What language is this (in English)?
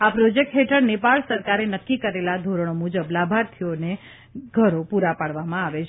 Gujarati